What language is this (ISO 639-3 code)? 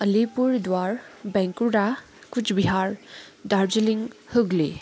nep